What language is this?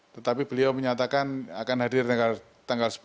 Indonesian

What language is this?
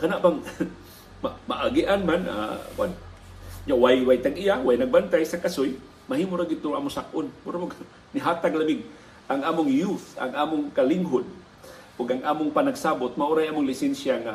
Filipino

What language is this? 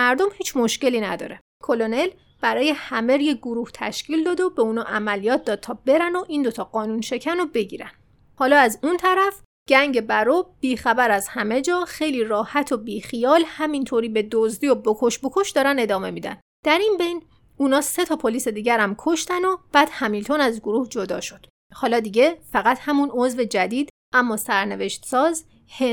Persian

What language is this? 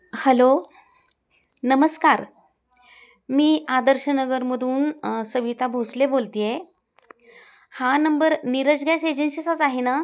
Marathi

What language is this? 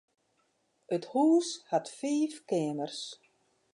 Western Frisian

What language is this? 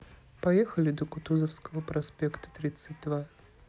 Russian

